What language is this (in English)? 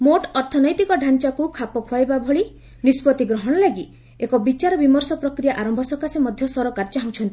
Odia